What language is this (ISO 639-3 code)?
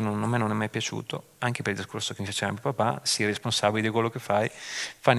ita